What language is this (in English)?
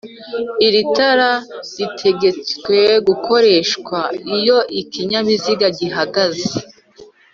Kinyarwanda